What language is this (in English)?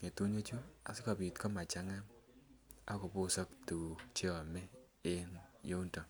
Kalenjin